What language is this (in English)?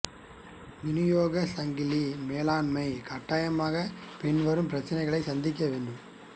Tamil